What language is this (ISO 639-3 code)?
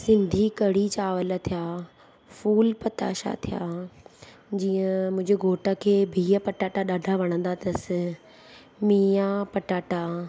snd